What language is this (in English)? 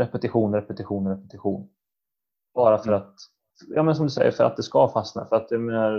Swedish